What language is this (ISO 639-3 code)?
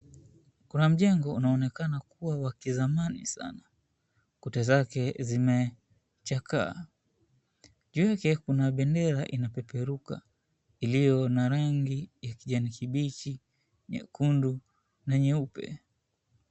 swa